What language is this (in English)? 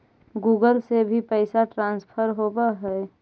Magahi